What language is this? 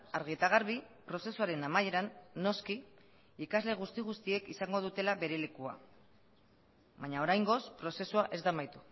Basque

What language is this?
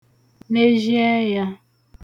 Igbo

